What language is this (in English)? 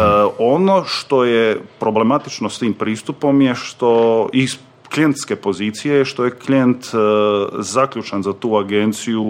Croatian